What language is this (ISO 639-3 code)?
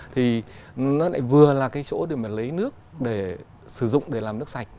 vie